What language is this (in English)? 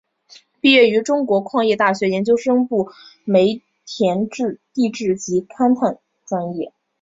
Chinese